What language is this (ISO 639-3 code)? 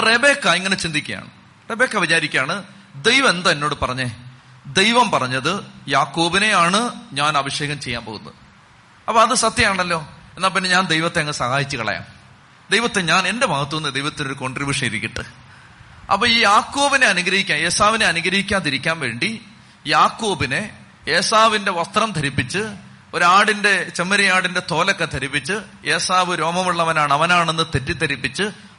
mal